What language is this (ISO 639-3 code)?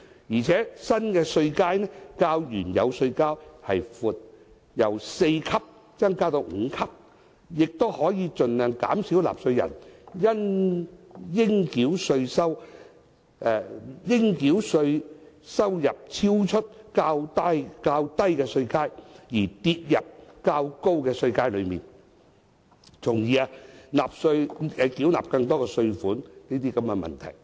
yue